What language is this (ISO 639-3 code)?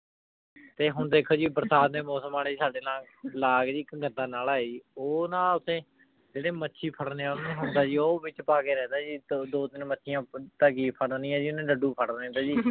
pan